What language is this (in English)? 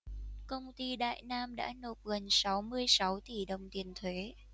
Vietnamese